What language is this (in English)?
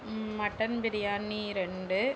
Tamil